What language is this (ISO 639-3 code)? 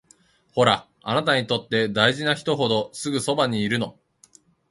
jpn